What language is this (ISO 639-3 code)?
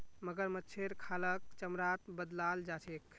mag